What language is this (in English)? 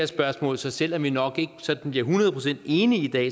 Danish